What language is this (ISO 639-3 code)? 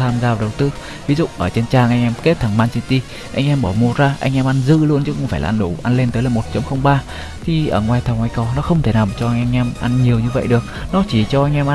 vie